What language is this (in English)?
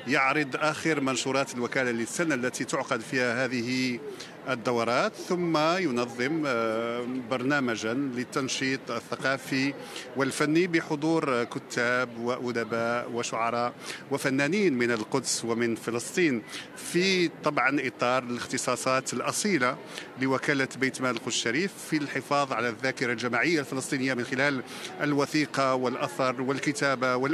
Arabic